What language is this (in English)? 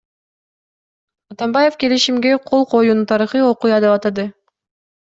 Kyrgyz